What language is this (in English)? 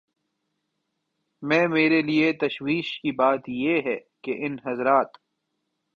Urdu